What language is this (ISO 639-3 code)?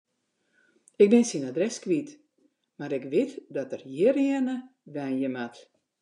fry